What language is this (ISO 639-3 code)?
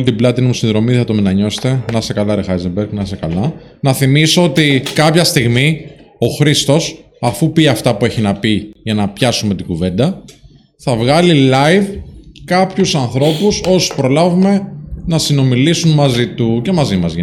ell